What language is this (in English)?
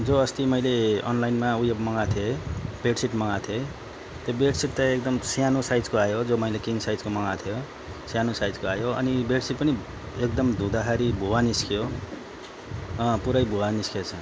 Nepali